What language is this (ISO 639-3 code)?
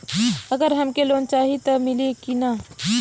bho